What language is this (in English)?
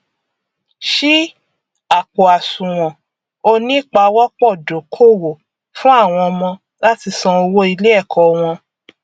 Yoruba